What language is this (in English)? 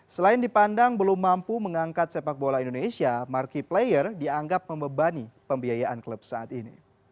Indonesian